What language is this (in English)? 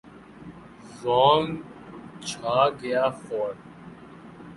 Urdu